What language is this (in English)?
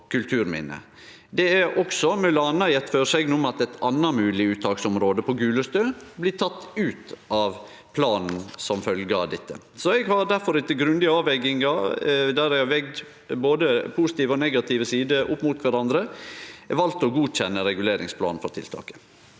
Norwegian